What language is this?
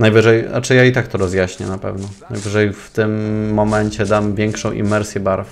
Polish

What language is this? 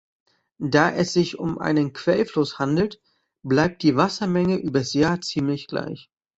German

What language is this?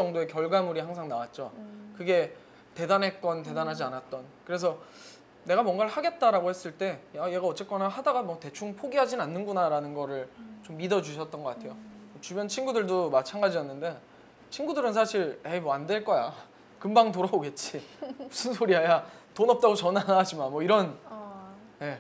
Korean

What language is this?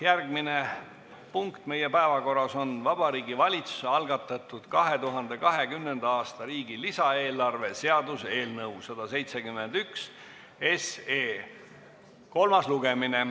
Estonian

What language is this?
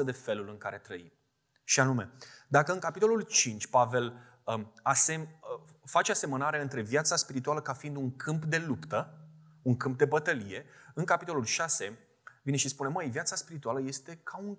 Romanian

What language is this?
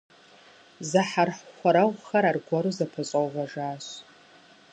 Kabardian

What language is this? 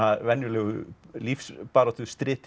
Icelandic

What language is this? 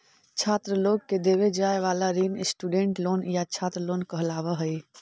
Magahi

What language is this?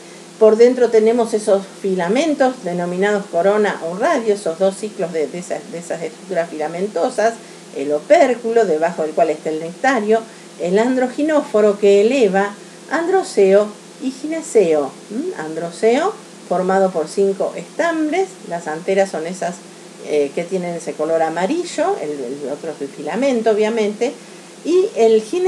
Spanish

